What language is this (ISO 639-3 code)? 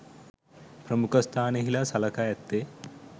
sin